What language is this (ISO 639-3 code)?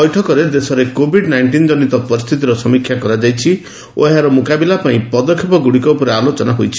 ori